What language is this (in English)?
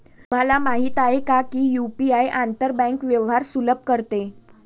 Marathi